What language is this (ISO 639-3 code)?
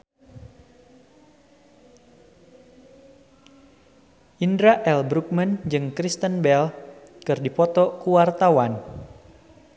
sun